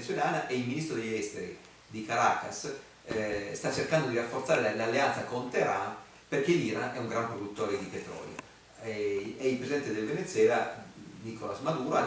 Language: Italian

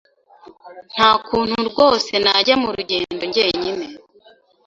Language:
Kinyarwanda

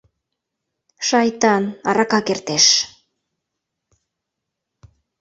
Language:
Mari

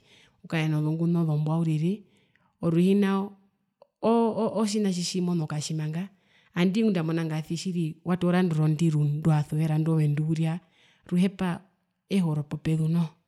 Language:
Herero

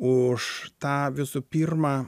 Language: Lithuanian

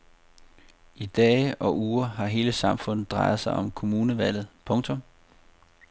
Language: Danish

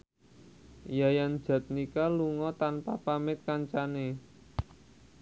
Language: Javanese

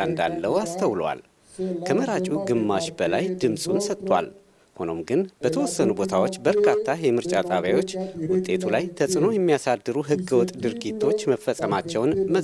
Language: Amharic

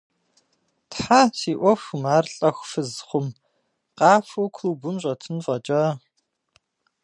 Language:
Kabardian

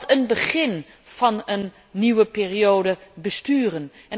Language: Dutch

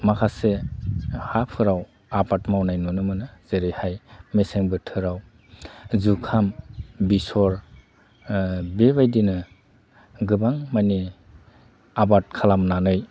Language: Bodo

